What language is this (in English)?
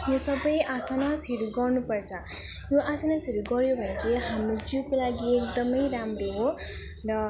Nepali